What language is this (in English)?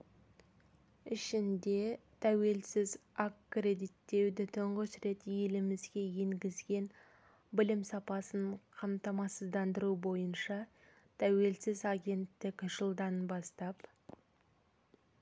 Kazakh